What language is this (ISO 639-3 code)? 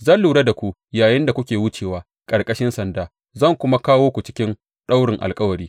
hau